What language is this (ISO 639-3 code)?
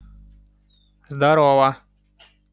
rus